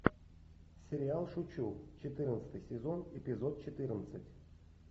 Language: Russian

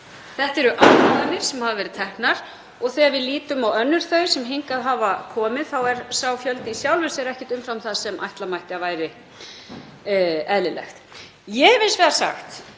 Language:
Icelandic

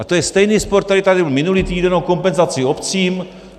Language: Czech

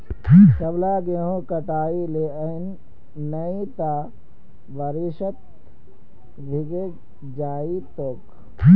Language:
Magahi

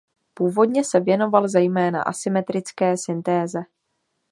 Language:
Czech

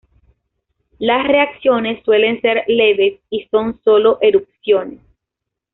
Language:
Spanish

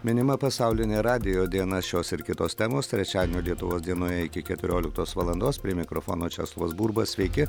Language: Lithuanian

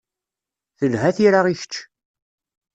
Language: Kabyle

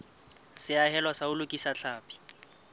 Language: Southern Sotho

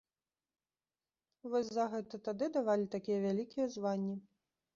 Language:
Belarusian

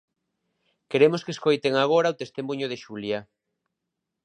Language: Galician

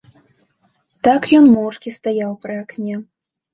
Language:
Belarusian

